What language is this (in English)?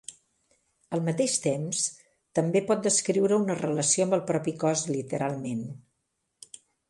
Catalan